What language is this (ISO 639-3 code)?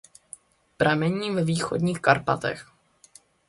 ces